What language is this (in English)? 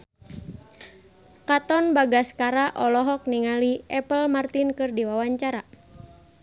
Sundanese